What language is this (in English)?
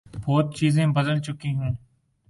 Urdu